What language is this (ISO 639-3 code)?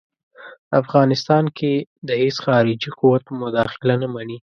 pus